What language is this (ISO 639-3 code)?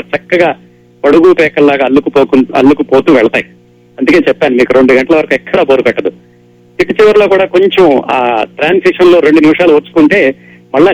tel